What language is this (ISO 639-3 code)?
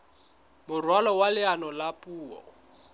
sot